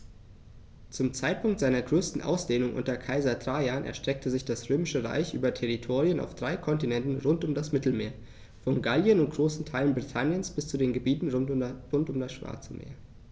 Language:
German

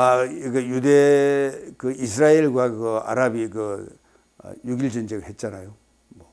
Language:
Korean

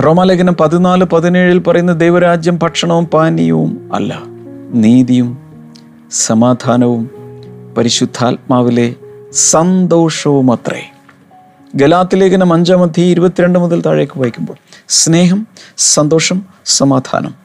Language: Malayalam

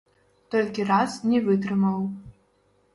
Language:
Belarusian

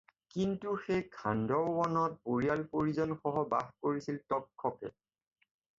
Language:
Assamese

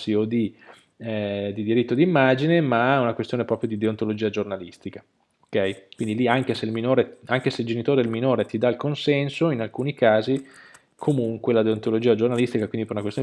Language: Italian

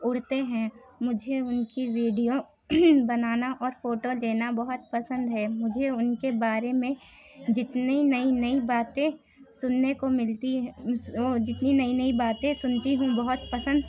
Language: Urdu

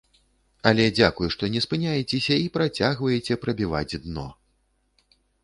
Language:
Belarusian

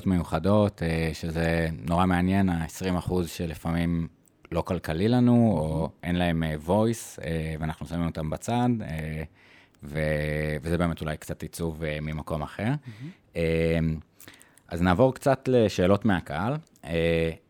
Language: Hebrew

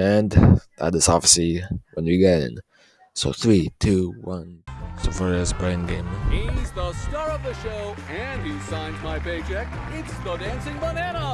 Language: English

